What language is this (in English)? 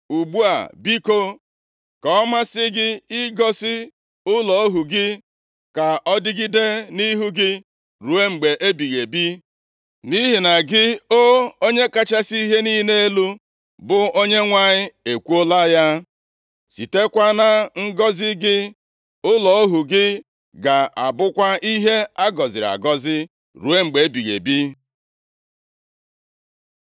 Igbo